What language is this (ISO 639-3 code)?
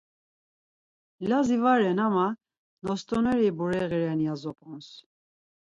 lzz